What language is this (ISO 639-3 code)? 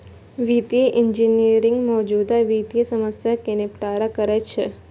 mai